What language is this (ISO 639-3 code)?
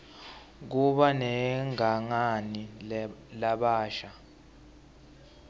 ssw